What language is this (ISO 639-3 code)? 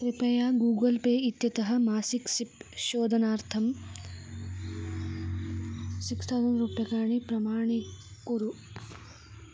san